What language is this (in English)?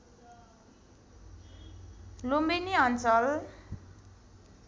Nepali